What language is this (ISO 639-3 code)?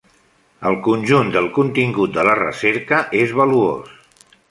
cat